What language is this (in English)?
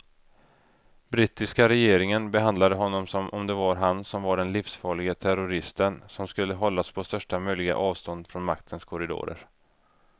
Swedish